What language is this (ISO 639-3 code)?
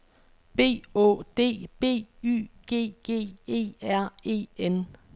dan